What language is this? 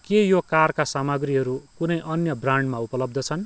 Nepali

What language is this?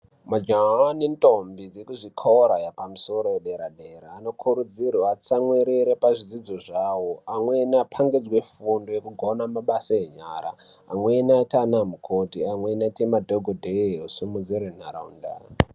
Ndau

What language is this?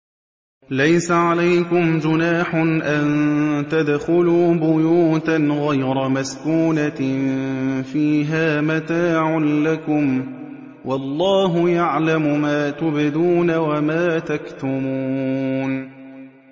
Arabic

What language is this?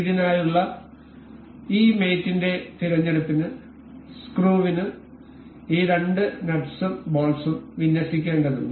Malayalam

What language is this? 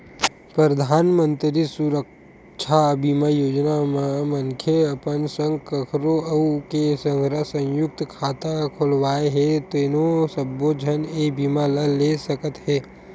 Chhattisgarhi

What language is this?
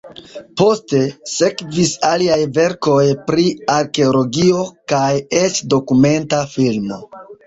Esperanto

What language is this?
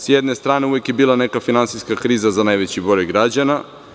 Serbian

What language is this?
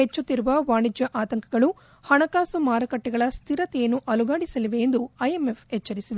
Kannada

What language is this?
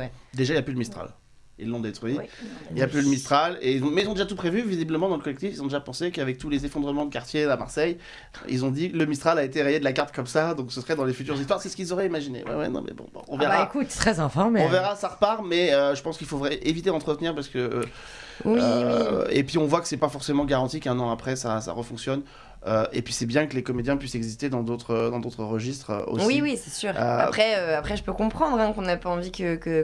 French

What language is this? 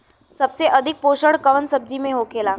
Bhojpuri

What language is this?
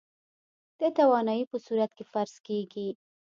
Pashto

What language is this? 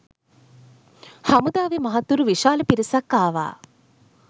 Sinhala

